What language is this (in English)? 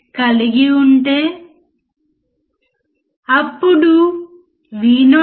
Telugu